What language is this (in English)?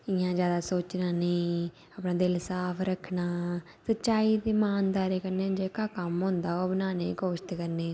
Dogri